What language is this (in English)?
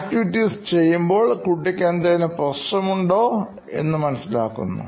Malayalam